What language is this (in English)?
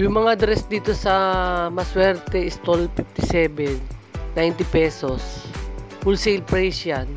Filipino